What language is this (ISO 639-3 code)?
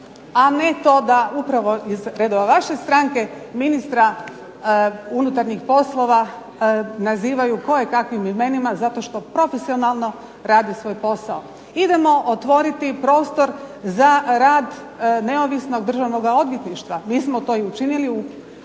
hrv